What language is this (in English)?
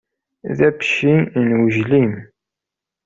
Kabyle